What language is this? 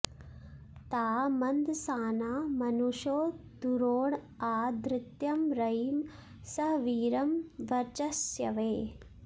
Sanskrit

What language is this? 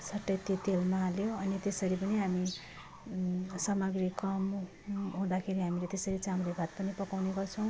Nepali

